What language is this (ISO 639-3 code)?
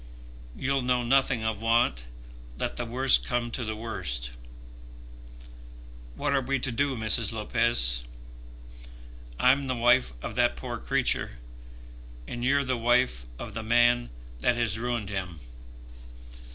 eng